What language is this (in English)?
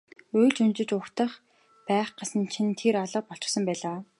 Mongolian